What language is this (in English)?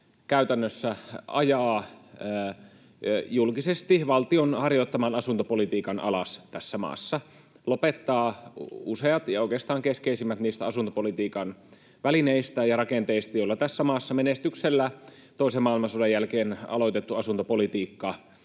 Finnish